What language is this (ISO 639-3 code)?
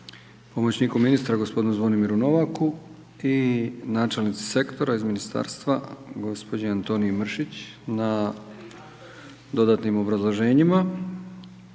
hrv